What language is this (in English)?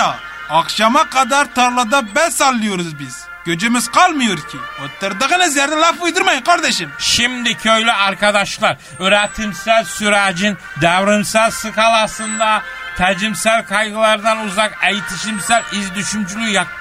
Turkish